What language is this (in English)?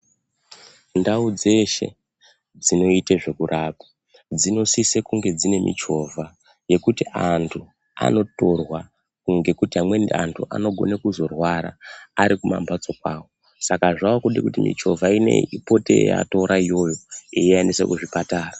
Ndau